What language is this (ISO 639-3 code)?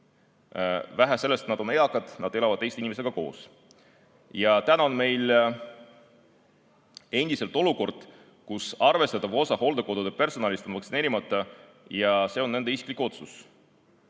est